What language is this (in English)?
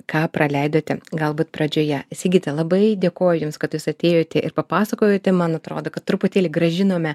Lithuanian